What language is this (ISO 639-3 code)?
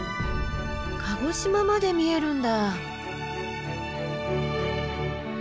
jpn